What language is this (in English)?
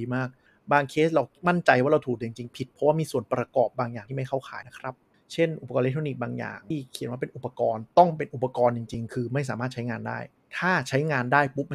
Thai